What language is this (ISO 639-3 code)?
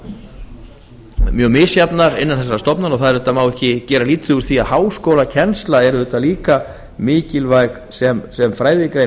isl